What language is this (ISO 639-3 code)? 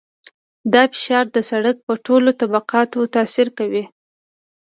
pus